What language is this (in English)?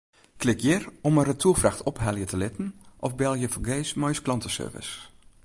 Western Frisian